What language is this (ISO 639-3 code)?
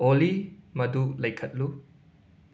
mni